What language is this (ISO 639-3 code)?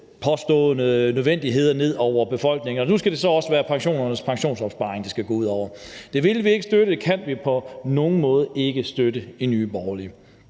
dan